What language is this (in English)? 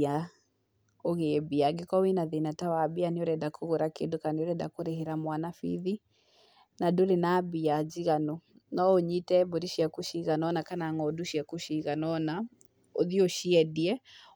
Kikuyu